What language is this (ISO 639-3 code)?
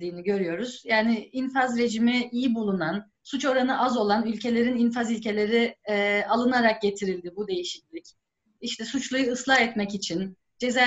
tur